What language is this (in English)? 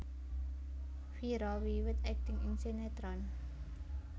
Javanese